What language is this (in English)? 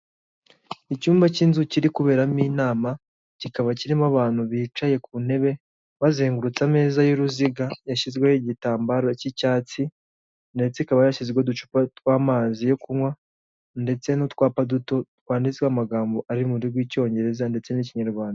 Kinyarwanda